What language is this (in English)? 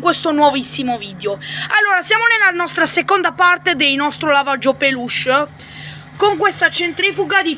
Italian